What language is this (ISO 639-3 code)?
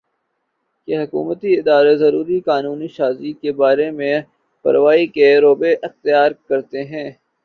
urd